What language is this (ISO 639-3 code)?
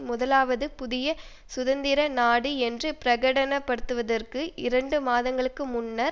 tam